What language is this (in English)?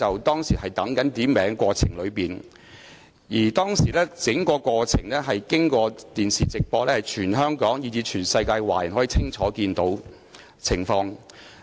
Cantonese